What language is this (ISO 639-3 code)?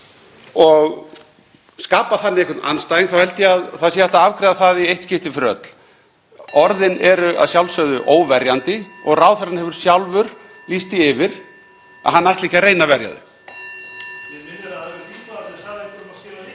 isl